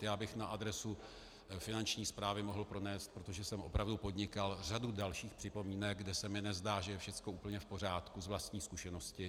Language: Czech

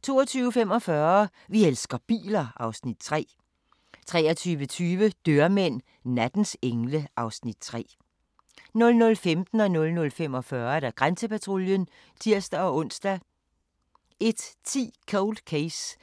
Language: Danish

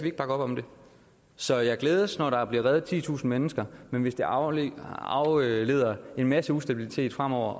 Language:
Danish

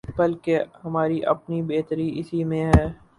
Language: Urdu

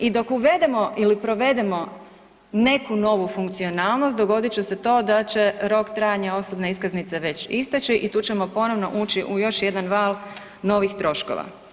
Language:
Croatian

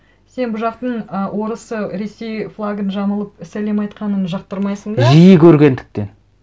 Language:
Kazakh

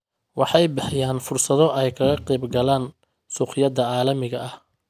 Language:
Somali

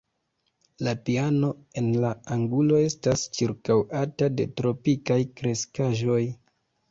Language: Esperanto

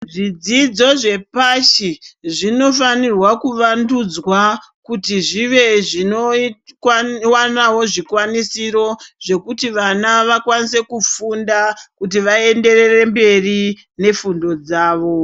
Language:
Ndau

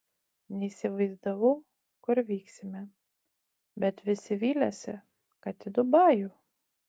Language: Lithuanian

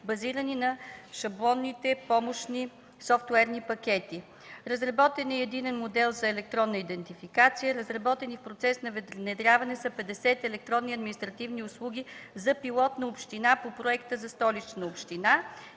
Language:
Bulgarian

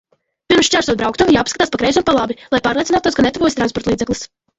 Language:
Latvian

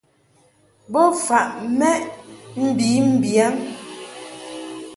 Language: Mungaka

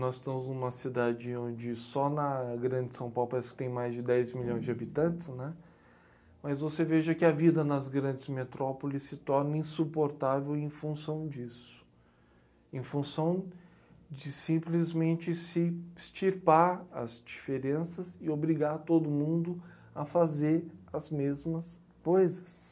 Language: Portuguese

